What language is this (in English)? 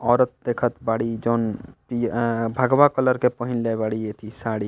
Bhojpuri